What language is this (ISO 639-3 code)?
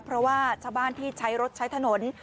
tha